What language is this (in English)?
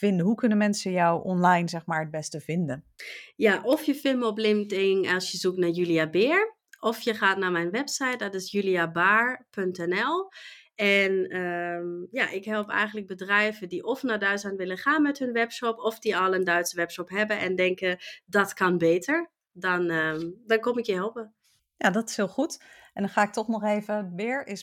Dutch